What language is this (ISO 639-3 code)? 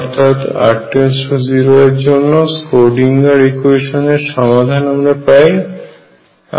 ben